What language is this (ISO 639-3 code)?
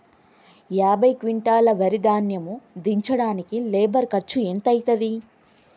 tel